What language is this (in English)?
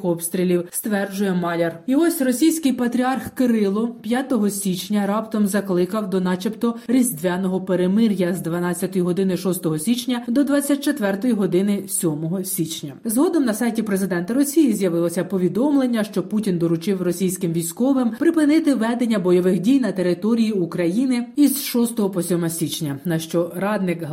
Ukrainian